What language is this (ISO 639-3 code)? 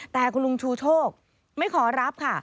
tha